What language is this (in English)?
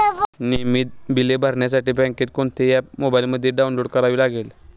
Marathi